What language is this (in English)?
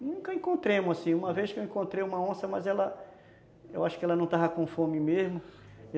Portuguese